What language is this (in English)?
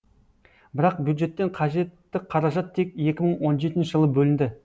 Kazakh